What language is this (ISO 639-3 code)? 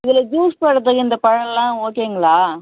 tam